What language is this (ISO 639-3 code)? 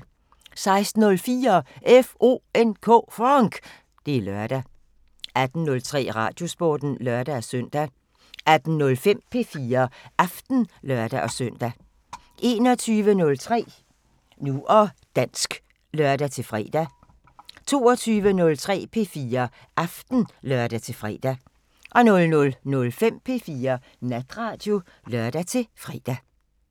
dan